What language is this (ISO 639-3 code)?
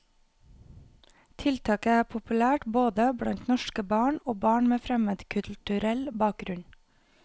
nor